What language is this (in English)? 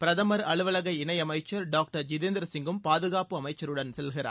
Tamil